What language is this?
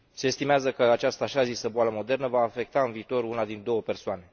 Romanian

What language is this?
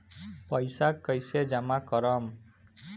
Bhojpuri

